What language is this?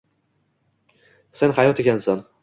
Uzbek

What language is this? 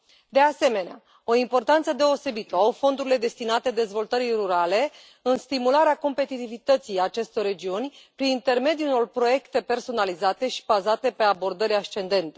Romanian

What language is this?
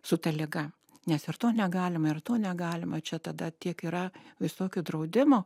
Lithuanian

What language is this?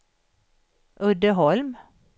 Swedish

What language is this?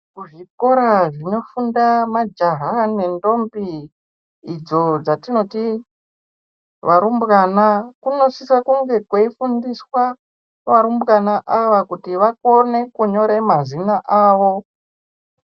Ndau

